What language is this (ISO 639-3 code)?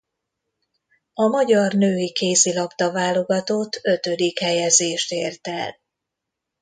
hun